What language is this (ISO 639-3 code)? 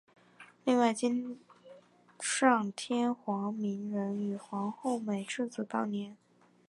zho